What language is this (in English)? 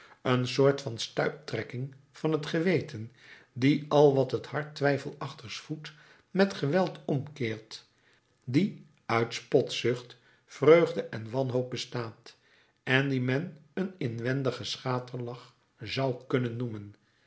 Dutch